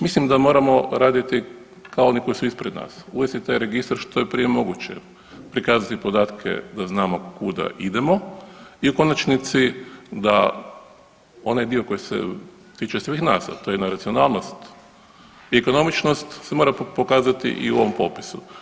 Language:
Croatian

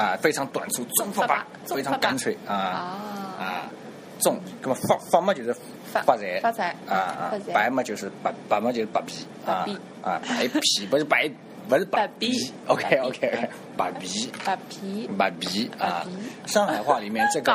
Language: Chinese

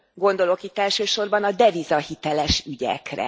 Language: Hungarian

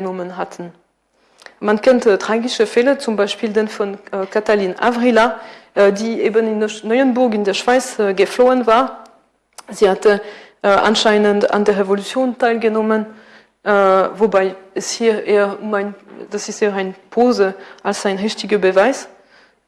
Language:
German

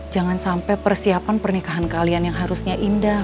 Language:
Indonesian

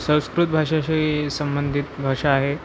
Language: Marathi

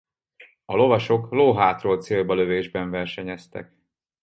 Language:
Hungarian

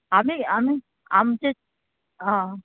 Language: Konkani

